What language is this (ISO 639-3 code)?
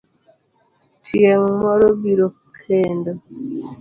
luo